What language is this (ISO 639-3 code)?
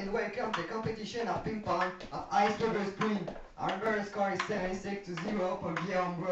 eng